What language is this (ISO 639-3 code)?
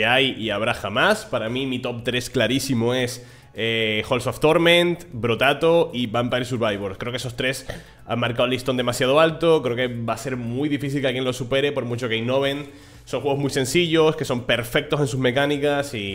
spa